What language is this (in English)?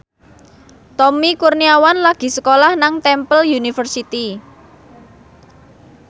Javanese